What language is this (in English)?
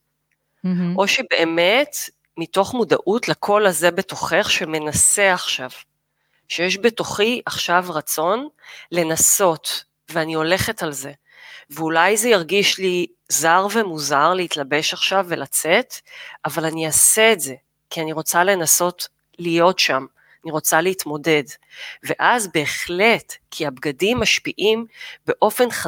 Hebrew